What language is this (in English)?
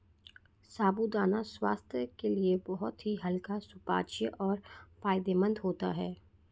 Hindi